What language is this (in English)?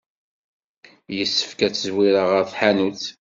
Kabyle